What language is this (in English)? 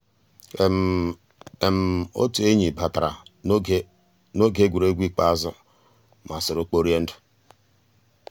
Igbo